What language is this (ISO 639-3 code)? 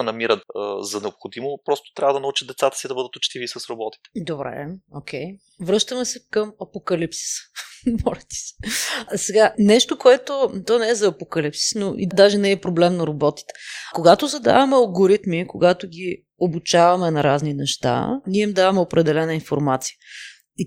bul